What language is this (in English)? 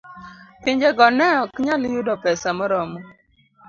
Luo (Kenya and Tanzania)